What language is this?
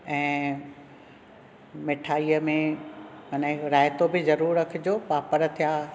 Sindhi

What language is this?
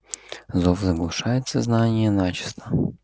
Russian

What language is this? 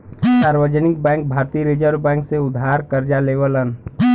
Bhojpuri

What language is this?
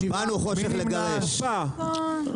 Hebrew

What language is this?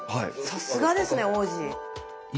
Japanese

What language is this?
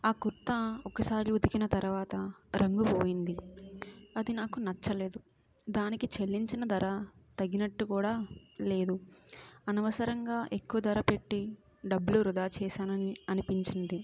Telugu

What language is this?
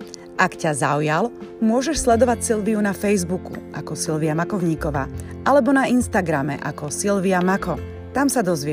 Slovak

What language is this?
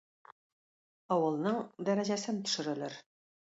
Tatar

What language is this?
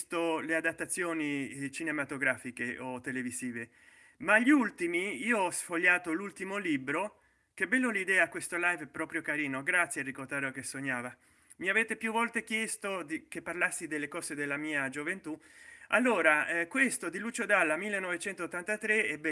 Italian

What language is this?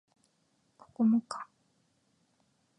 Japanese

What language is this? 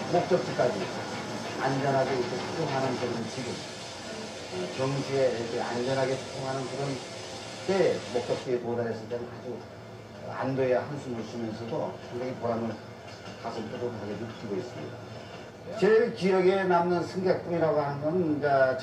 Korean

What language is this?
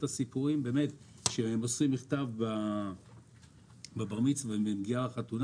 Hebrew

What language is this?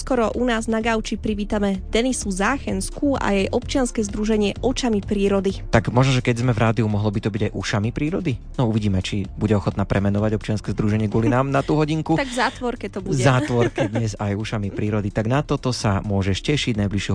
Slovak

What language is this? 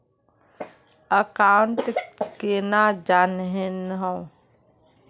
Magahi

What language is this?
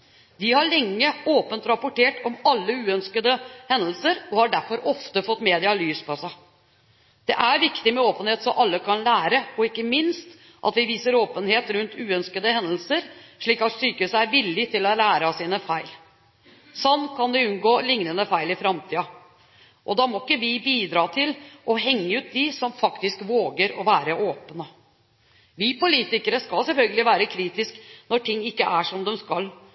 Norwegian Bokmål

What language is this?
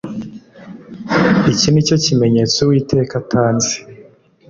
Kinyarwanda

